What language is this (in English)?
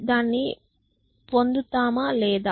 Telugu